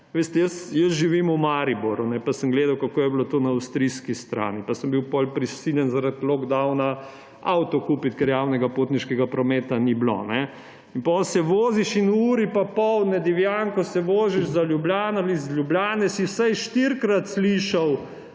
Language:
Slovenian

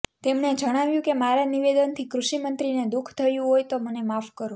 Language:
Gujarati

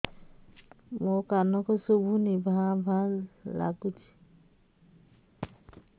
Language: Odia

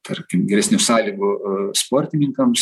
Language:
Lithuanian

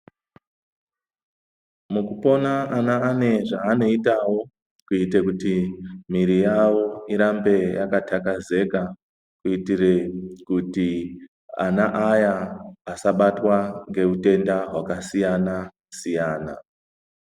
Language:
Ndau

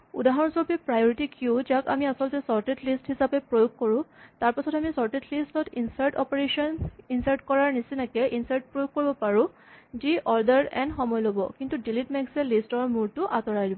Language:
Assamese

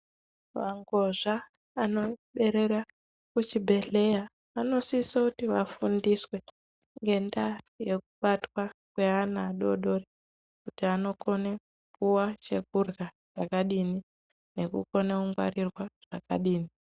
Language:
Ndau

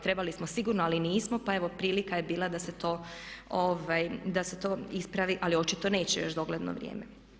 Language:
Croatian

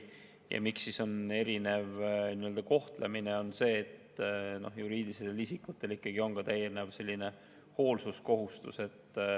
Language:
Estonian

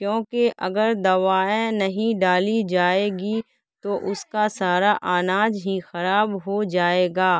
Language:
Urdu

